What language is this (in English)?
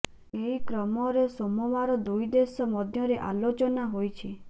Odia